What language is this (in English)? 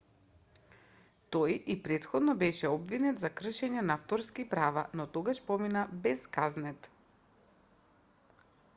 Macedonian